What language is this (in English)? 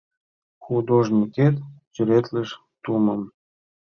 Mari